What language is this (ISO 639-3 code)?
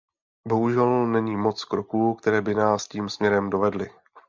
ces